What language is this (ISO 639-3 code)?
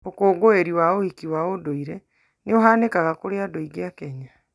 kik